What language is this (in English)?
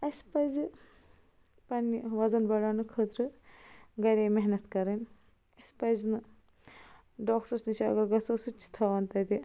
Kashmiri